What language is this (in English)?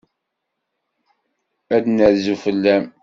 Kabyle